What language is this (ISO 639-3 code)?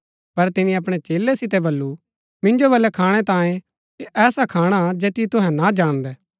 gbk